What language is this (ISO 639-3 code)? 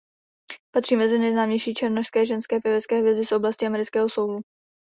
ces